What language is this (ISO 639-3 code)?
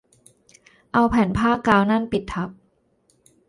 tha